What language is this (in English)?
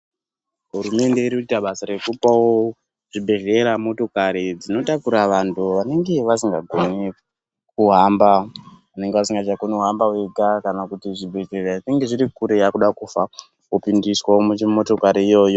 Ndau